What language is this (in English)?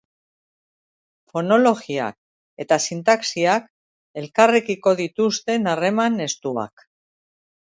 Basque